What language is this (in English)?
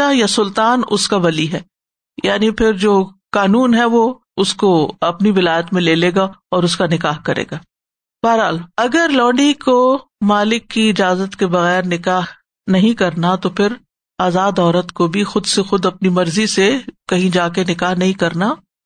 Urdu